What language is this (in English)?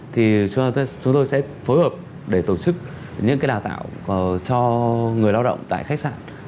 Vietnamese